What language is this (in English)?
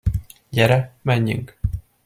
Hungarian